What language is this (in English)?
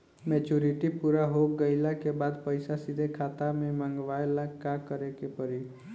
Bhojpuri